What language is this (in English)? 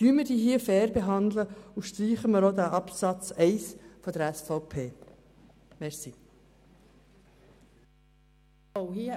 Swiss German